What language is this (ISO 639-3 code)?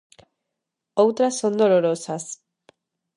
glg